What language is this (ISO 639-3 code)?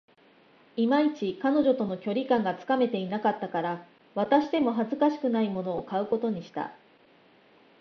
jpn